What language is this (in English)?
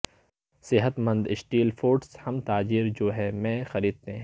Urdu